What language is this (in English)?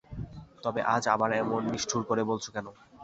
Bangla